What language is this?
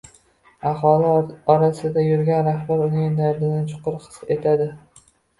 Uzbek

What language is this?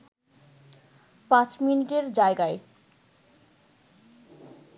Bangla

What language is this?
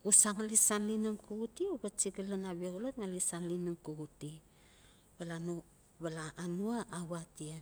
Notsi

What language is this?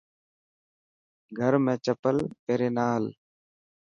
Dhatki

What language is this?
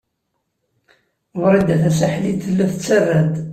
Kabyle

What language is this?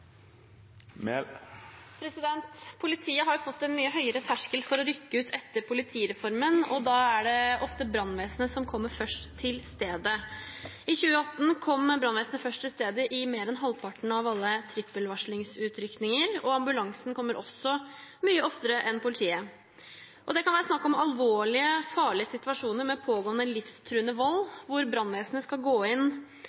Norwegian Bokmål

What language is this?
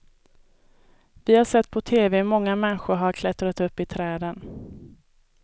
Swedish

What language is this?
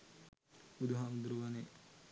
Sinhala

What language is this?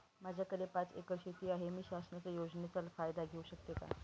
Marathi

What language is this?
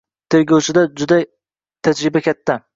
Uzbek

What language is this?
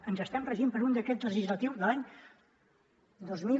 Catalan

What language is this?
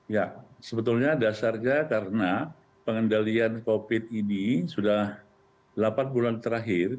Indonesian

